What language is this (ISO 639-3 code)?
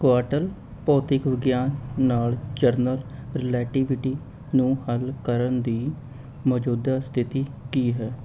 pan